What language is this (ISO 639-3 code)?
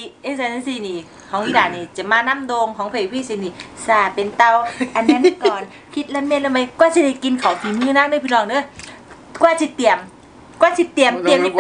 tha